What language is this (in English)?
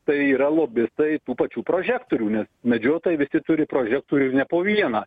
Lithuanian